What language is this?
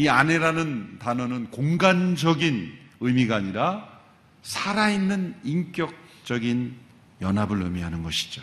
Korean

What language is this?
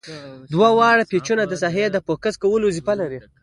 Pashto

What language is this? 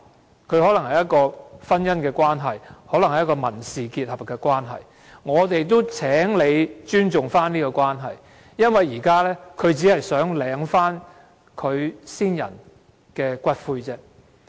Cantonese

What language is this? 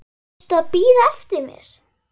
Icelandic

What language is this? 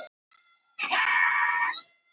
Icelandic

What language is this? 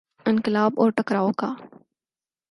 Urdu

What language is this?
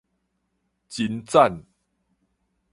Min Nan Chinese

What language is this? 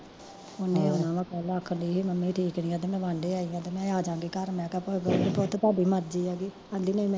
Punjabi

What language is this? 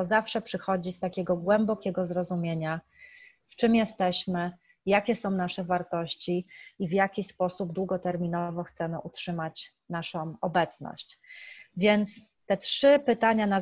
Polish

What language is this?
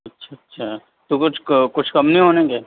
Urdu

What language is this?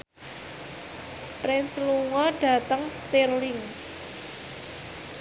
Javanese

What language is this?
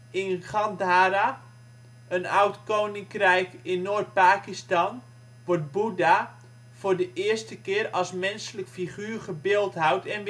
Dutch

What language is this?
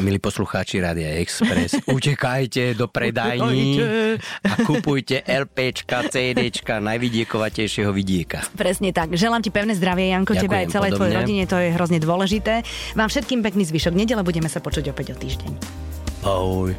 Slovak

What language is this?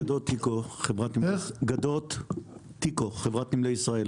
Hebrew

